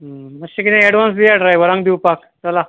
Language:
Konkani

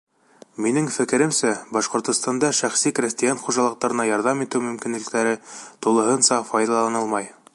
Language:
Bashkir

